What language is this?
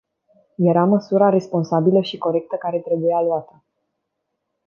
Romanian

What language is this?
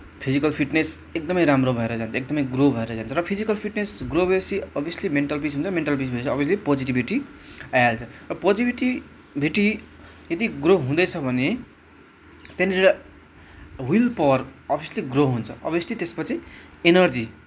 Nepali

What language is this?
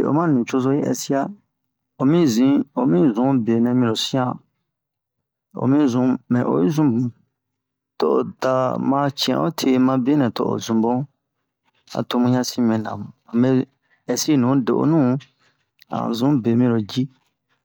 Bomu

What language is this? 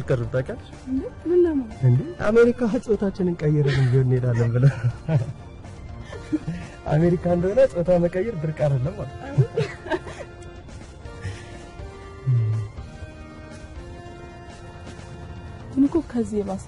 Turkish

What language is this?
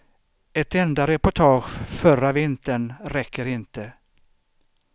Swedish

